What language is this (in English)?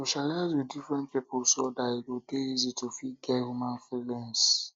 Nigerian Pidgin